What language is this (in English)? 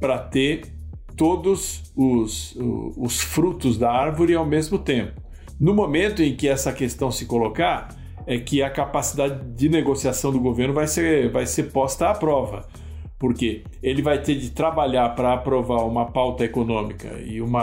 Portuguese